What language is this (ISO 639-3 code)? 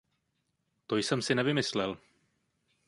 ces